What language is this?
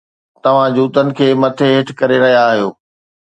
Sindhi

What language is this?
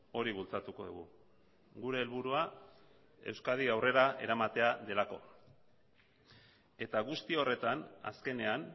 Basque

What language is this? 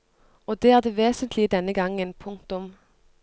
Norwegian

